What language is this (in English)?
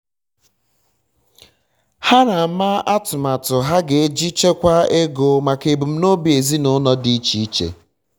Igbo